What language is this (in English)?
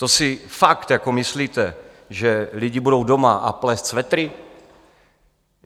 Czech